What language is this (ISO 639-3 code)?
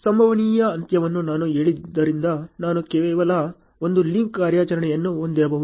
kan